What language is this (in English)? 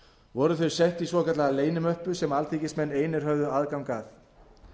Icelandic